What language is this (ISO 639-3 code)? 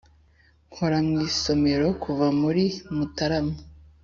kin